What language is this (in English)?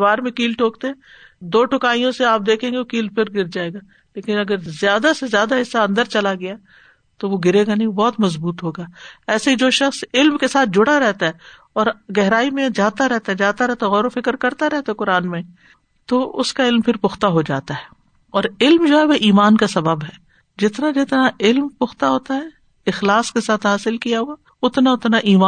Urdu